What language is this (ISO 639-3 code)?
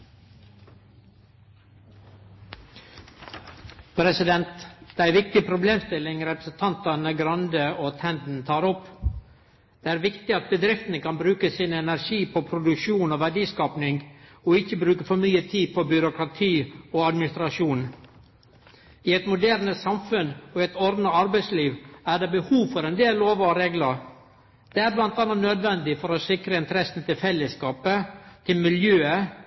nor